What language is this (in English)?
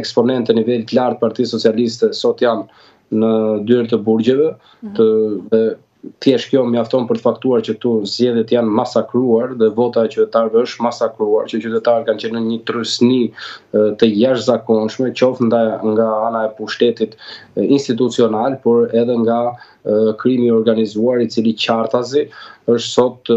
Romanian